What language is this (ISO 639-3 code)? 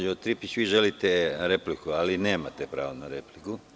srp